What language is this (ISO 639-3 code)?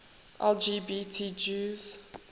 eng